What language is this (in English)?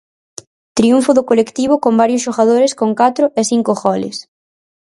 Galician